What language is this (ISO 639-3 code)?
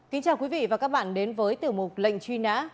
vie